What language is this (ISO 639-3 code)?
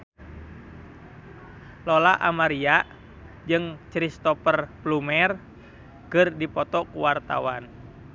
sun